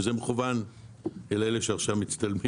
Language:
Hebrew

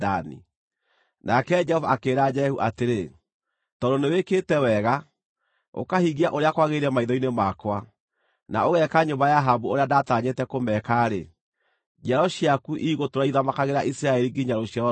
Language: Kikuyu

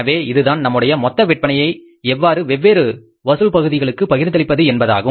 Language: Tamil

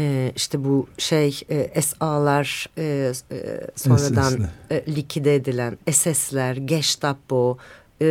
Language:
Turkish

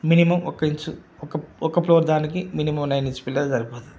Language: Telugu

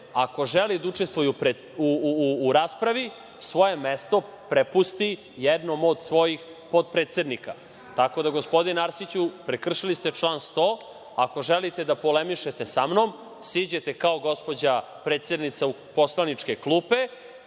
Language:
Serbian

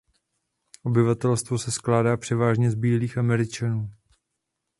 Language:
Czech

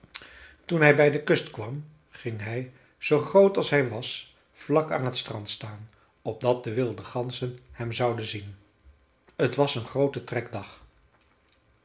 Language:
Dutch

